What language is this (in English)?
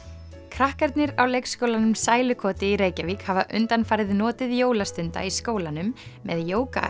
Icelandic